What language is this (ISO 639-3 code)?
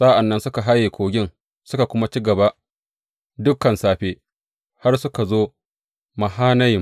hau